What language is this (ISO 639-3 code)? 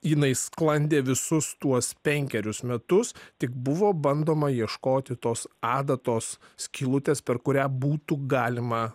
lit